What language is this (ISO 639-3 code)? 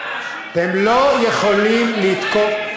heb